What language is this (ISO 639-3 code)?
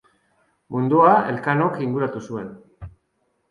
eus